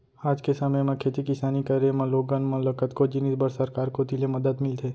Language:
Chhattisgarhi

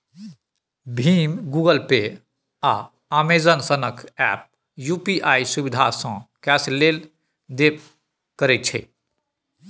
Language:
Maithili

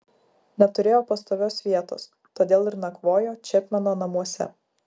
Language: Lithuanian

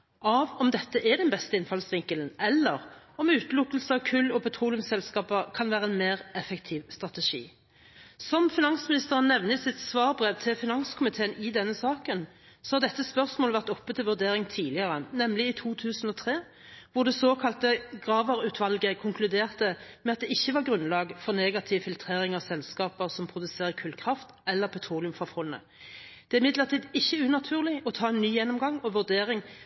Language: Norwegian Bokmål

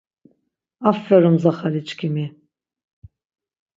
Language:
Laz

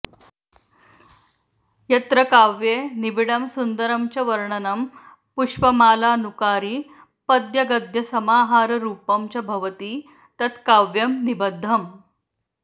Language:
Sanskrit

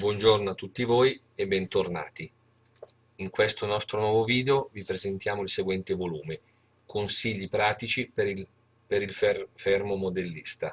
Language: Italian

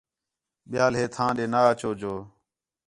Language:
Khetrani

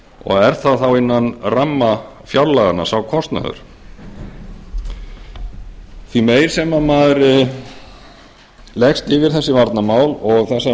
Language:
Icelandic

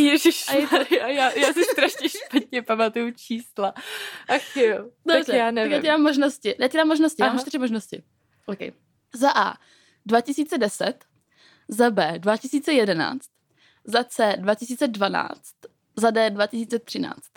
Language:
Czech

